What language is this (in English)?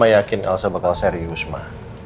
Indonesian